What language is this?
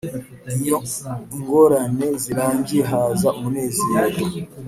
Kinyarwanda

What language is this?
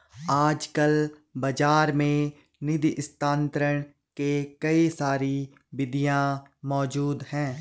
Hindi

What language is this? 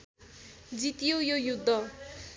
Nepali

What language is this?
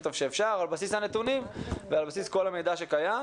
Hebrew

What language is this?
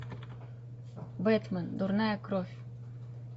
Russian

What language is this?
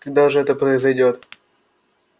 Russian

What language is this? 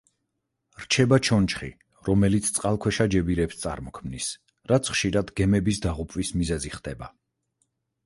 Georgian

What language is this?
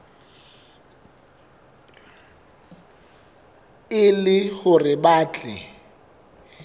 Southern Sotho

